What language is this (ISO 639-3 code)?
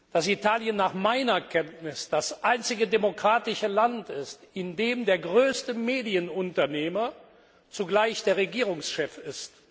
deu